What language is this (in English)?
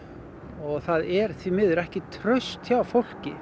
Icelandic